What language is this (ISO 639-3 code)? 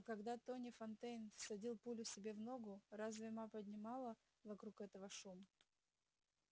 rus